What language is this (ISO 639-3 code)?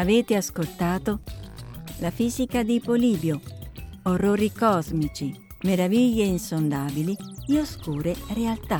ita